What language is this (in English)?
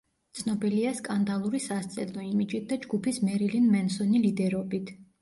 Georgian